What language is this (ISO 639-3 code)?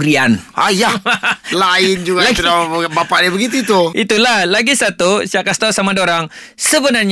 msa